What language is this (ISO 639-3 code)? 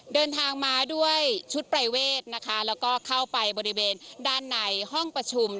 tha